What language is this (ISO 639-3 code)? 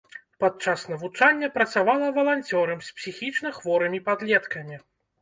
bel